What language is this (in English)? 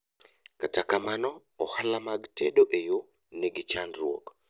Luo (Kenya and Tanzania)